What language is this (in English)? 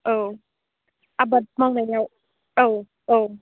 Bodo